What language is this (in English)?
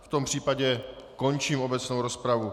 Czech